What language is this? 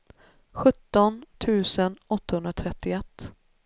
Swedish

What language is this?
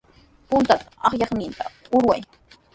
Sihuas Ancash Quechua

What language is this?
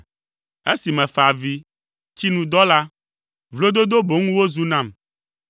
Ewe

